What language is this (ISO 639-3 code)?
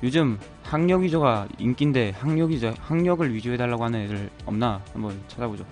kor